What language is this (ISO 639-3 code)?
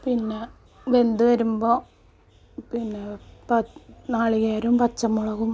mal